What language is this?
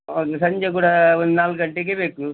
Kannada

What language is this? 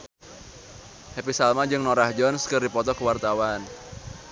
Sundanese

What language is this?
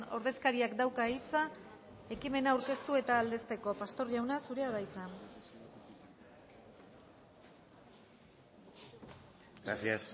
Basque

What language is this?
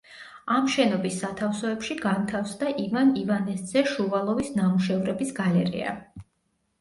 Georgian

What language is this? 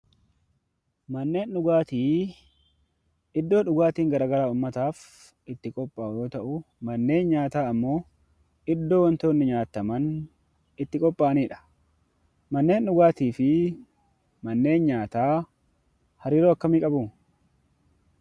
Oromo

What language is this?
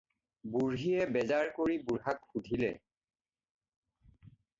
Assamese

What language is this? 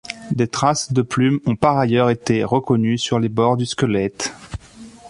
French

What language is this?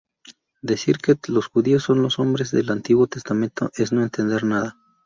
Spanish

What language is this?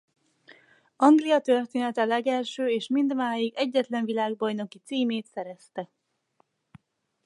Hungarian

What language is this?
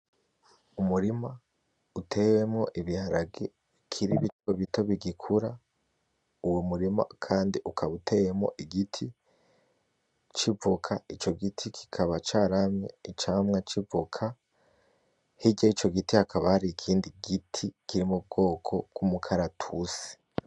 Rundi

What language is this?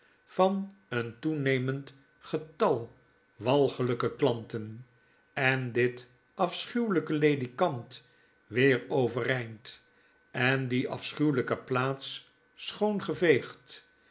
Dutch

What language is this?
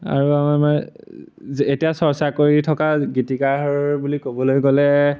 Assamese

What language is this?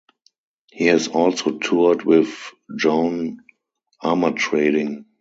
English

